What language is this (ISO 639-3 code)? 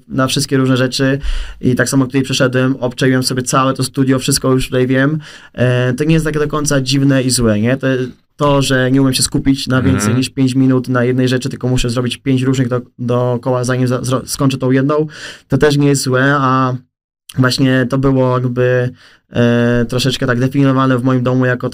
pol